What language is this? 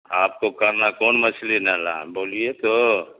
Urdu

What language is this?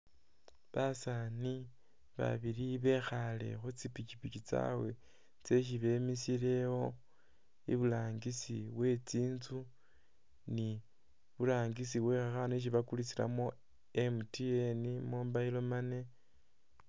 Masaaba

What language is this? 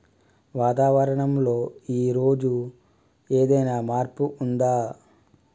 Telugu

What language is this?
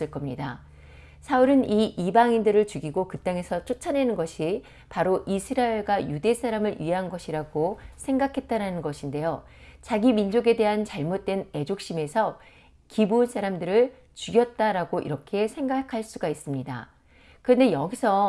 Korean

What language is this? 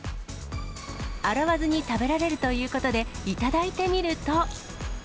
Japanese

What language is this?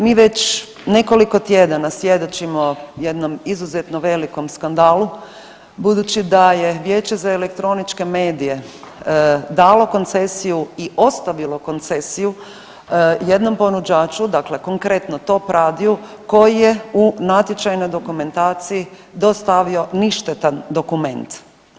Croatian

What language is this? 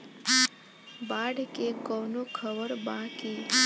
Bhojpuri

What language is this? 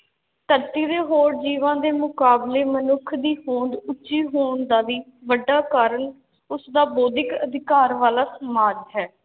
Punjabi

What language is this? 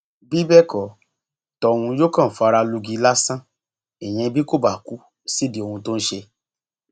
Yoruba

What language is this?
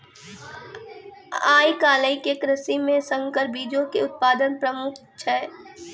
Maithili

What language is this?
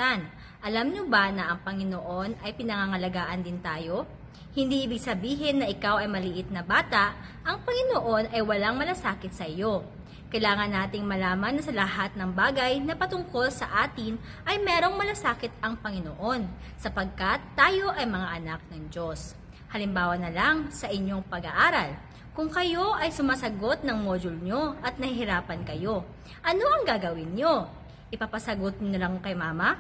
Filipino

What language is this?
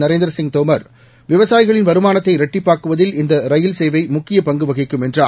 Tamil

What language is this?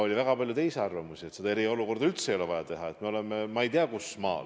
Estonian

